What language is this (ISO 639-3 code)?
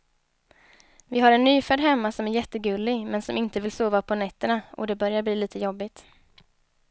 swe